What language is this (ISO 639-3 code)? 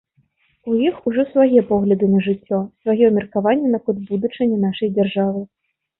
bel